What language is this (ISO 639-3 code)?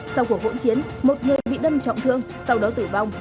vie